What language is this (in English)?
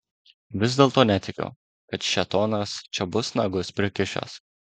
Lithuanian